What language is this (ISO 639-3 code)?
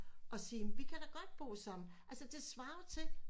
dan